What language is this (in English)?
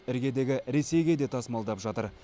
Kazakh